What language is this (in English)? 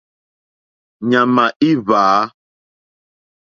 Mokpwe